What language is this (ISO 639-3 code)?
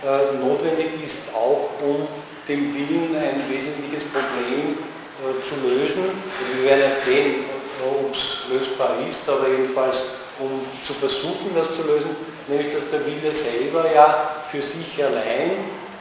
deu